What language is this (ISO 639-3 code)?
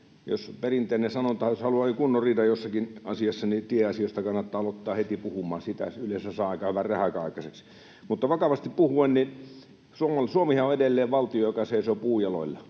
fin